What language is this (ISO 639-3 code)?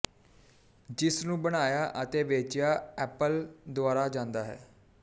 pan